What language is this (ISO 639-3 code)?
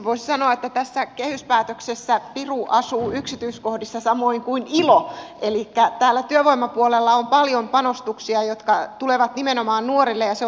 fin